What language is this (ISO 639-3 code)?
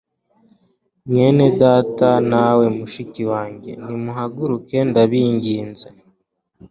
kin